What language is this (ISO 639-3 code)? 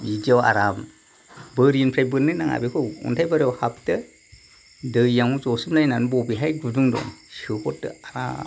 brx